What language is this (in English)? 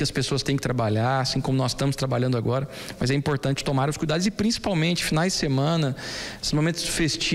Portuguese